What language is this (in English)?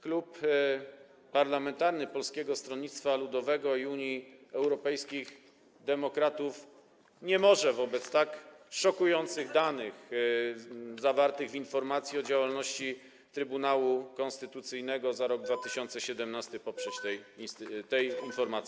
Polish